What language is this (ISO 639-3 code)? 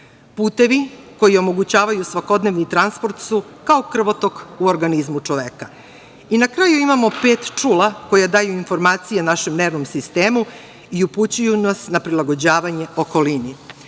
srp